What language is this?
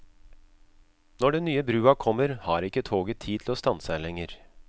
Norwegian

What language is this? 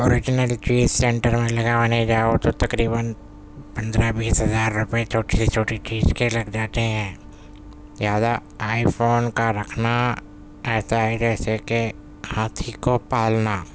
Urdu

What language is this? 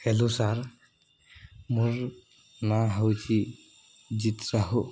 Odia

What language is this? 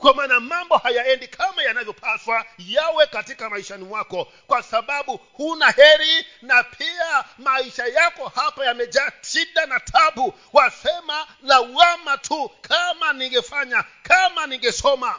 Swahili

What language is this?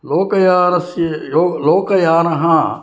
Sanskrit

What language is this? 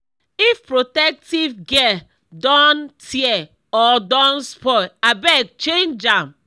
Nigerian Pidgin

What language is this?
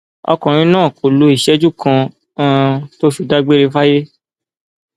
Yoruba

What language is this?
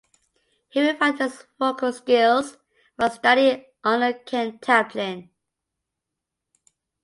English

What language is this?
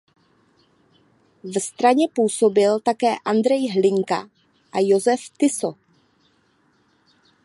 Czech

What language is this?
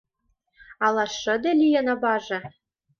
Mari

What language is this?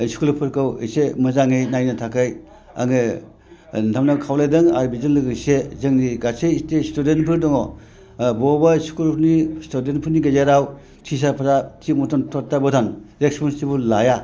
Bodo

